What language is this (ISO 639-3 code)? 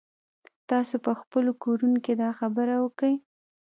pus